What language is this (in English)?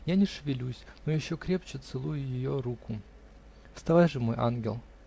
Russian